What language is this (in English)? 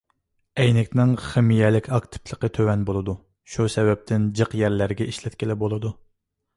Uyghur